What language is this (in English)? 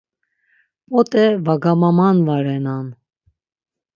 Laz